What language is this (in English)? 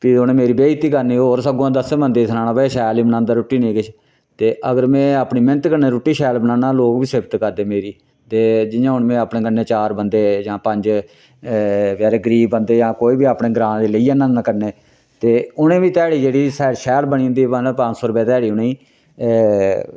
Dogri